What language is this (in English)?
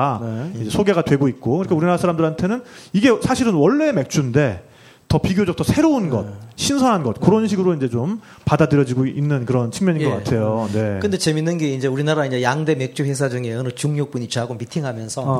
Korean